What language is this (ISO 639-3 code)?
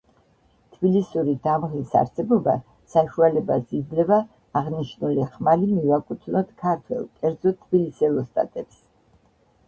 kat